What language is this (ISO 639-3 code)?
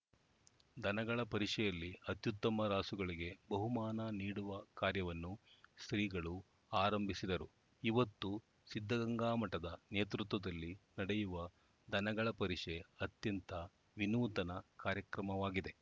kan